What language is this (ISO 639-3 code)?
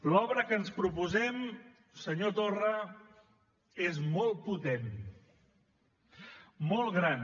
cat